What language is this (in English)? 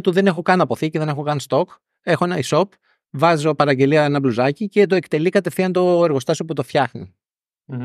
Greek